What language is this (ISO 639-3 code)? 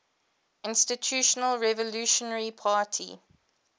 eng